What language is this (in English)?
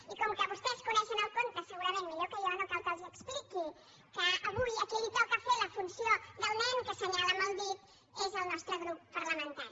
Catalan